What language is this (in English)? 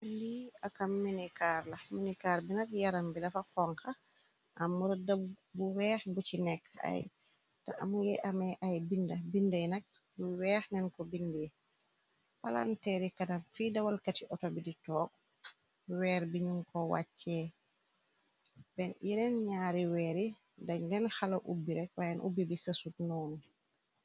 Wolof